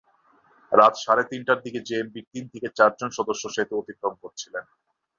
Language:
Bangla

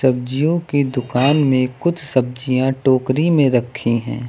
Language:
Hindi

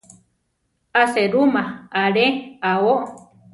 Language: Central Tarahumara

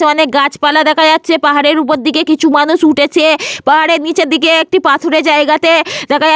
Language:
Bangla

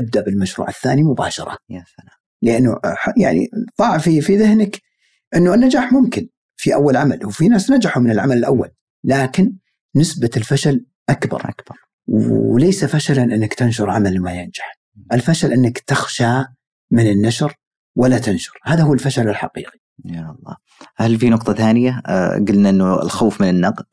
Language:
Arabic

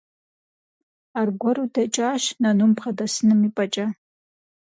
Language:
Kabardian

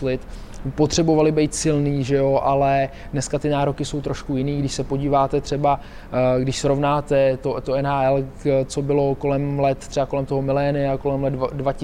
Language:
Czech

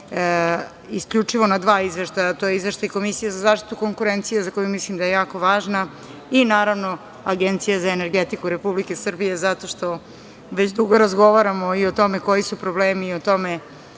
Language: Serbian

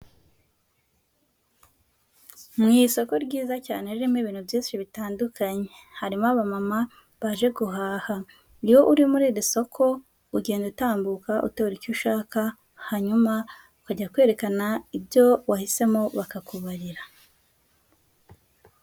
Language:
Kinyarwanda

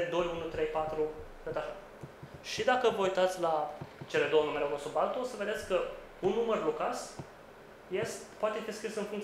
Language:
Romanian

